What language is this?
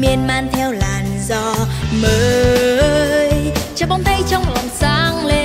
Vietnamese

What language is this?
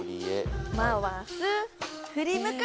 Japanese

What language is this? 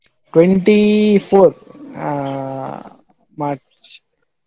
Kannada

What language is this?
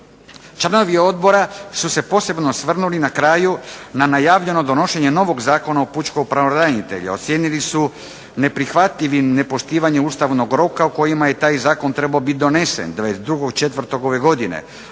Croatian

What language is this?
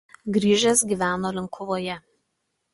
Lithuanian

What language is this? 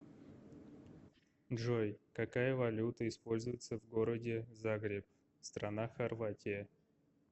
Russian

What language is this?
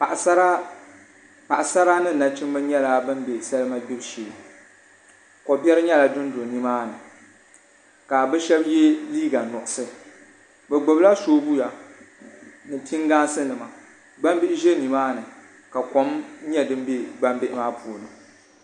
Dagbani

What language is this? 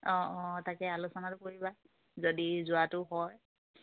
Assamese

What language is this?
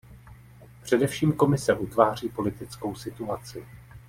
Czech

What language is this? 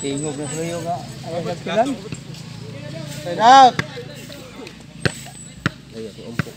Indonesian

